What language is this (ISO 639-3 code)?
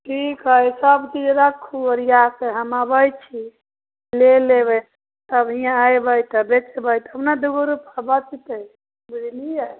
mai